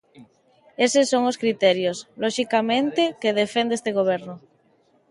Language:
Galician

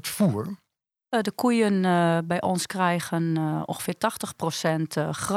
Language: Dutch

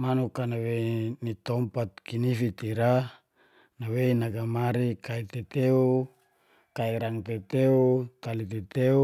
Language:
Geser-Gorom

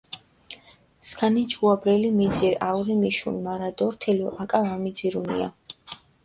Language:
Mingrelian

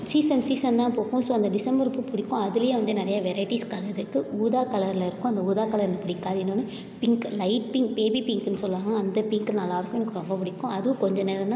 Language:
Tamil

